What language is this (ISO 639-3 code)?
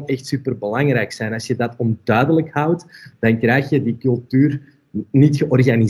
nld